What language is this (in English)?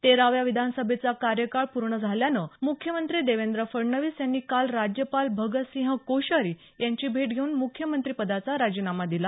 Marathi